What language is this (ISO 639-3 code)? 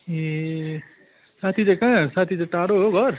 nep